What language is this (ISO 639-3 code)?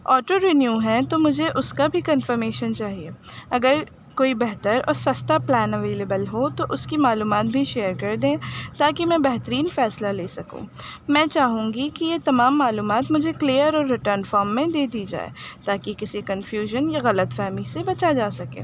urd